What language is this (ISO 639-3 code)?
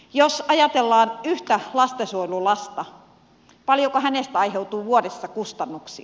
fin